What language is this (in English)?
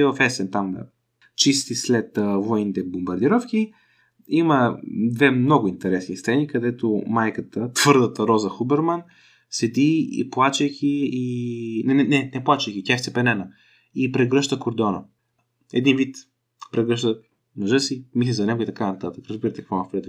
Bulgarian